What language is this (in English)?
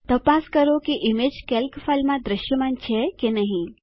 Gujarati